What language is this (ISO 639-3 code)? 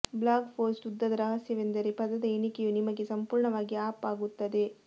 kan